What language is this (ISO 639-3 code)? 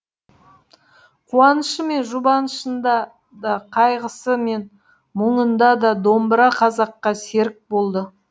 kaz